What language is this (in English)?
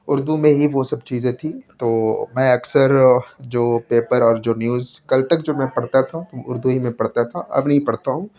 Urdu